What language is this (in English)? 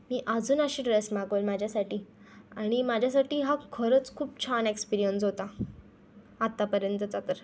Marathi